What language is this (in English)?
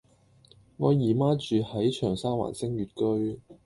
Cantonese